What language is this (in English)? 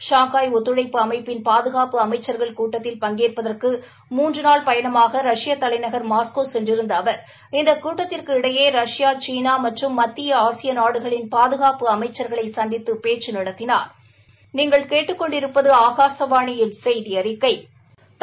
Tamil